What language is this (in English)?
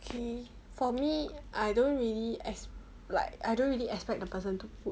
English